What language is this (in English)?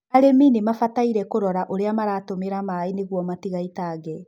Kikuyu